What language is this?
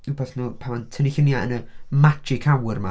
Welsh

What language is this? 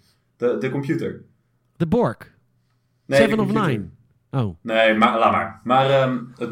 Dutch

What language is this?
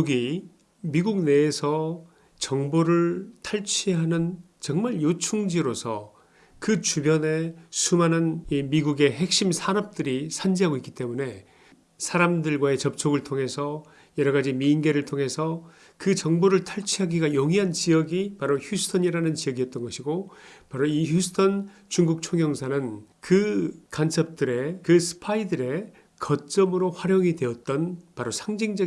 Korean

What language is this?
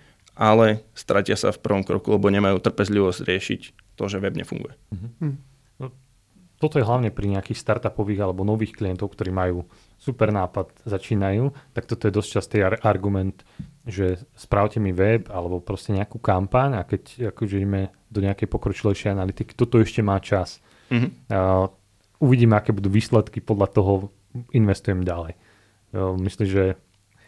Slovak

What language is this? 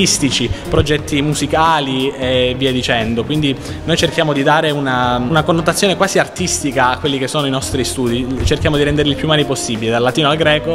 Italian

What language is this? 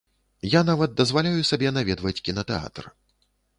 Belarusian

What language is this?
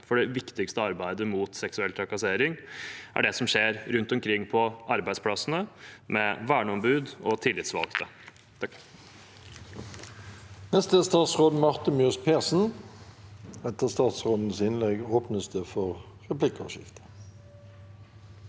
Norwegian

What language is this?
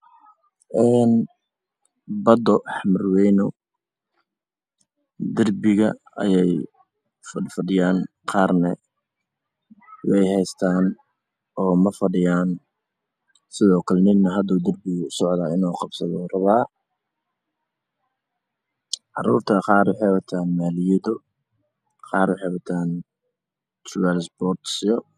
Somali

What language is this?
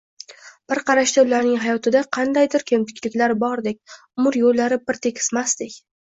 Uzbek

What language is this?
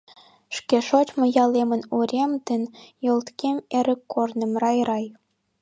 Mari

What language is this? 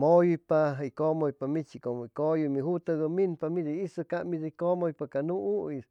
Chimalapa Zoque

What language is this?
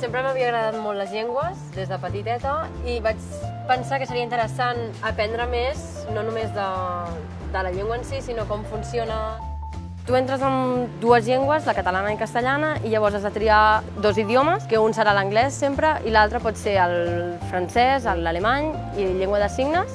Catalan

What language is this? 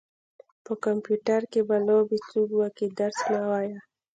Pashto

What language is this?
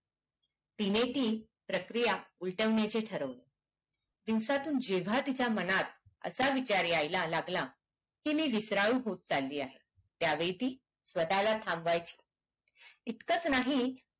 Marathi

